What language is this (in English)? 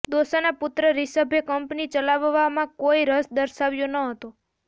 Gujarati